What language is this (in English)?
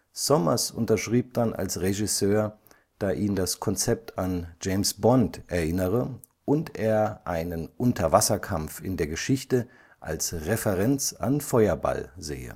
German